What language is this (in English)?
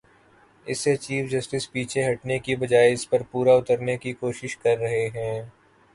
Urdu